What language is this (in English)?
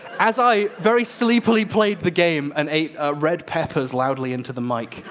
English